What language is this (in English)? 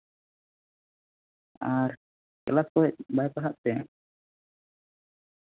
Santali